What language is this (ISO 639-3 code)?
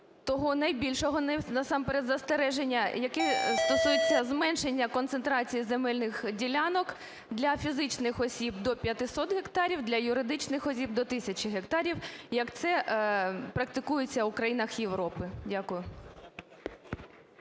ukr